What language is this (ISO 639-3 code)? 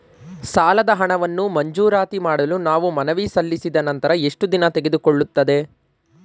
kan